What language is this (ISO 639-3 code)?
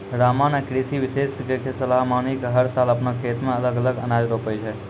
mai